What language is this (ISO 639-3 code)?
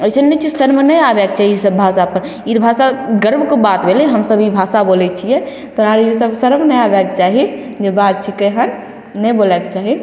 mai